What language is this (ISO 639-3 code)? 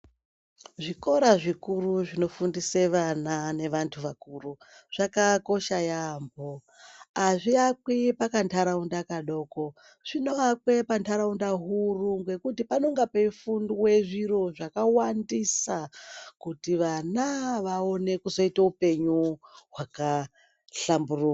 ndc